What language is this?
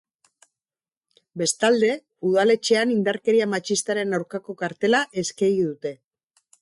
Basque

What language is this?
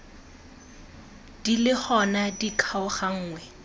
Tswana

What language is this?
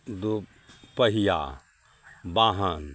Maithili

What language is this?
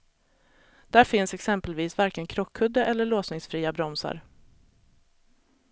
Swedish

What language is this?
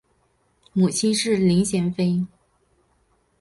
Chinese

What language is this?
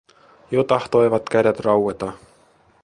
Finnish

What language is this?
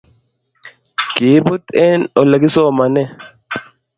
Kalenjin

